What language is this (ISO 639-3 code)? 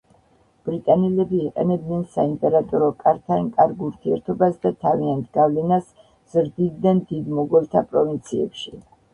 kat